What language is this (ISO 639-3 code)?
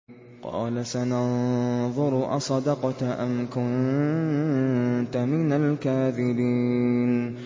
ara